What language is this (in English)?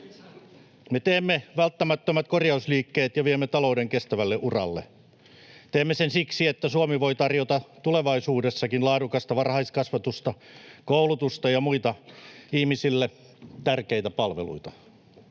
Finnish